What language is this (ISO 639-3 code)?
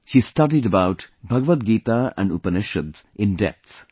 eng